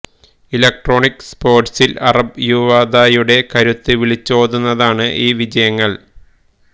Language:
Malayalam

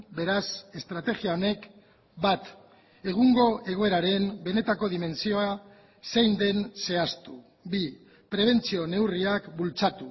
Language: Basque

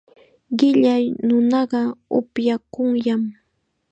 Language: Chiquián Ancash Quechua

